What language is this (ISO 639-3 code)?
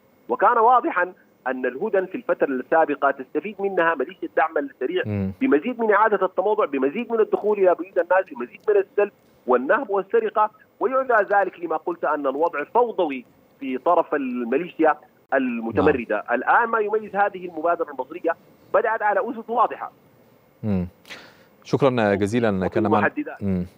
ara